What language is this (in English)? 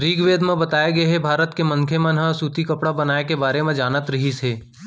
Chhattisgarhi